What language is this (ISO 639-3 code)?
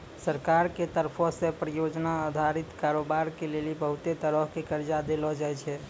mai